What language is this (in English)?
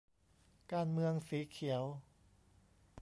Thai